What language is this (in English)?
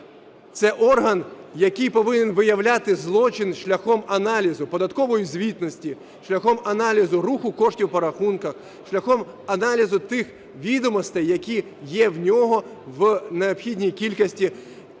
Ukrainian